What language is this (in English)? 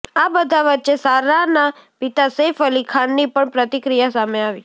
Gujarati